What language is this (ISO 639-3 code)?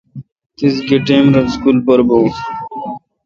xka